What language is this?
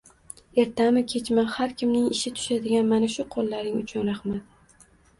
Uzbek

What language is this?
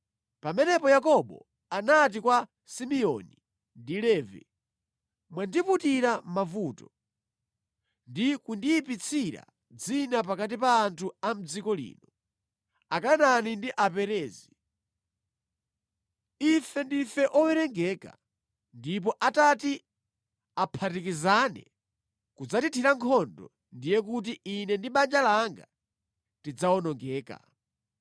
Nyanja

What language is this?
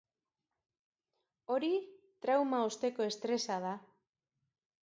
Basque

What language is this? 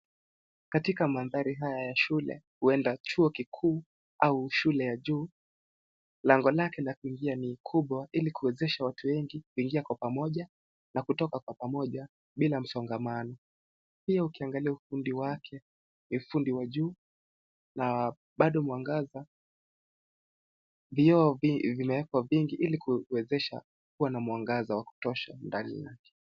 Swahili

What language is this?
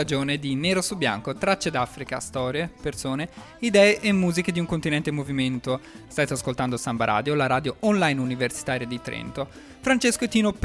Italian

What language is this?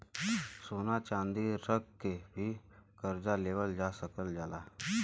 Bhojpuri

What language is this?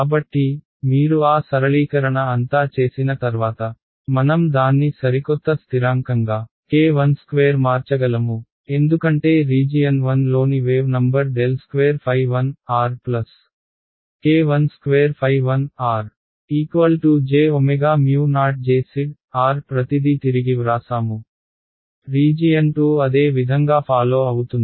Telugu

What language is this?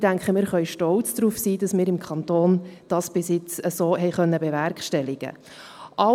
Swiss German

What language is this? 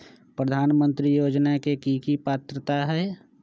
Magahi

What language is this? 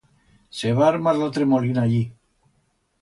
Aragonese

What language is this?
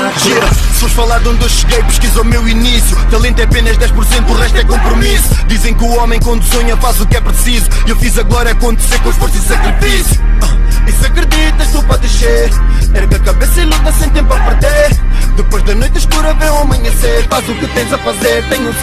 Portuguese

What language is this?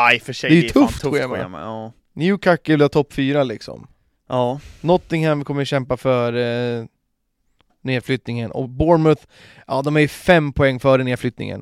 Swedish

